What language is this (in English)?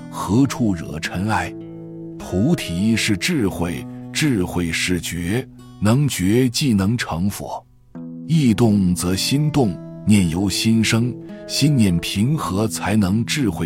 Chinese